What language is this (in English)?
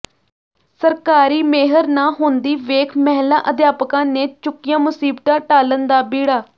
Punjabi